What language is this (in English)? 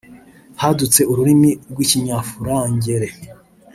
Kinyarwanda